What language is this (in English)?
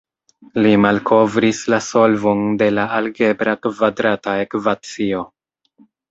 Esperanto